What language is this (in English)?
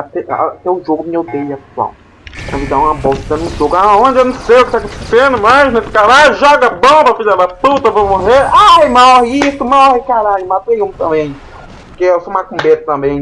Portuguese